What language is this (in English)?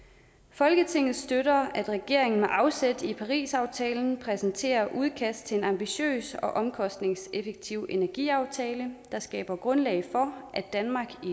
Danish